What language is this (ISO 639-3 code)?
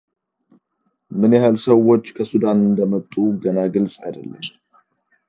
amh